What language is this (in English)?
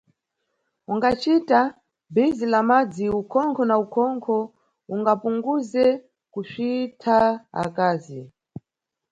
Nyungwe